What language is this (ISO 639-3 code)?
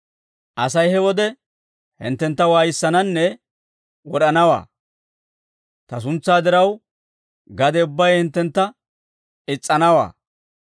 dwr